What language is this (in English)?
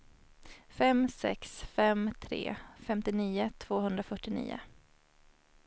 Swedish